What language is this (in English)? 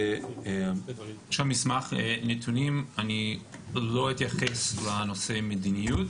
Hebrew